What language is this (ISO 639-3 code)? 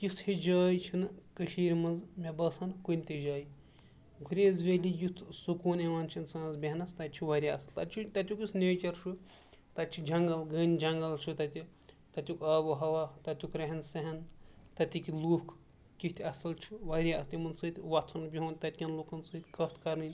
kas